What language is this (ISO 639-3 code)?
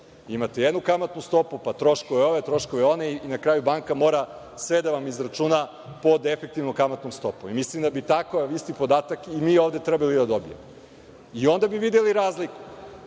srp